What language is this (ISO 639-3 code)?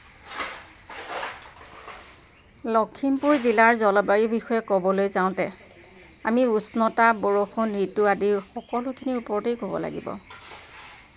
asm